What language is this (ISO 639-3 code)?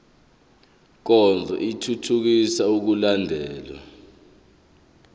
zul